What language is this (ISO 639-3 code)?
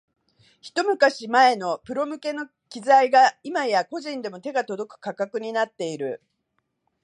jpn